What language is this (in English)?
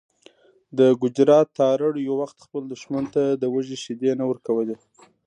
Pashto